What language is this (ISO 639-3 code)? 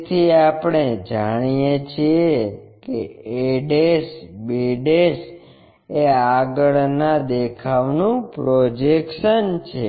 guj